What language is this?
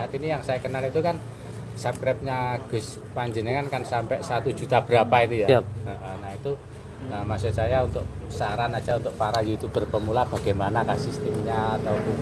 Indonesian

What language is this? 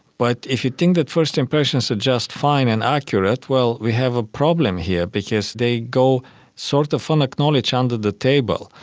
English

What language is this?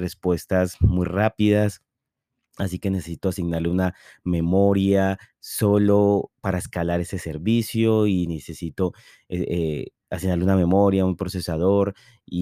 Spanish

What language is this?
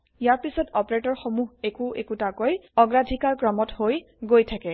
Assamese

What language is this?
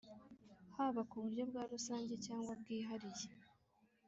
Kinyarwanda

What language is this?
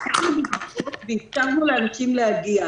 Hebrew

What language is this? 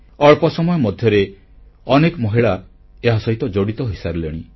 Odia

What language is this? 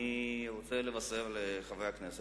Hebrew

